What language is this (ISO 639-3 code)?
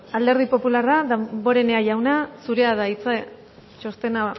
eus